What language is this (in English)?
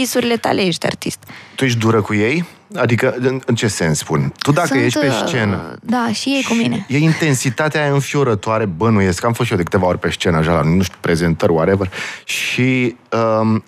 Romanian